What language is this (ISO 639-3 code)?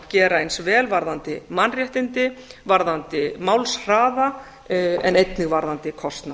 isl